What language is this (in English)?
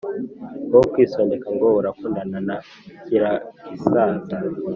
Kinyarwanda